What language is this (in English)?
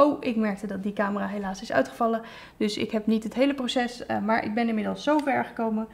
Dutch